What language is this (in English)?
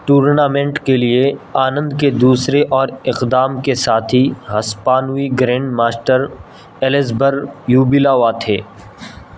Urdu